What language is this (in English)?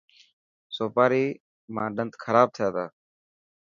Dhatki